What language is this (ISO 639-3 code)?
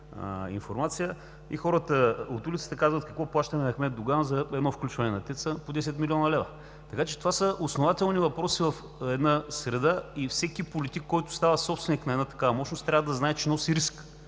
bul